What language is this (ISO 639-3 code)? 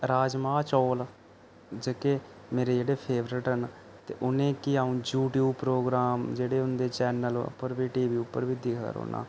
doi